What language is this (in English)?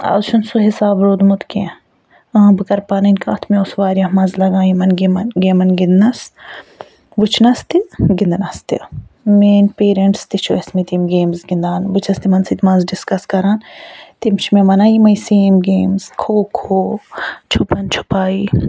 Kashmiri